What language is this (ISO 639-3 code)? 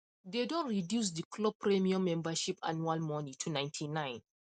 pcm